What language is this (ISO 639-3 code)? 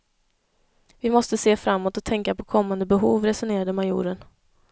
swe